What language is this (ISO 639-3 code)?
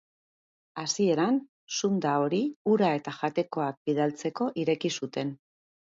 eus